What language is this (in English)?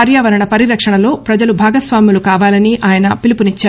Telugu